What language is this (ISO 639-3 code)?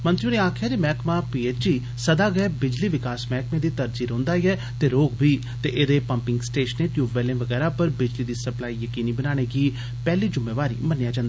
doi